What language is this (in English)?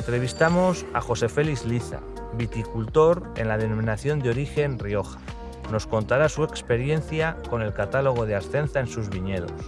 Spanish